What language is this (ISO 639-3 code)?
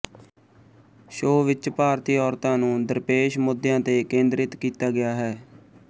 pan